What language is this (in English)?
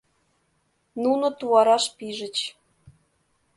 Mari